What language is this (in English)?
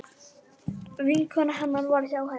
Icelandic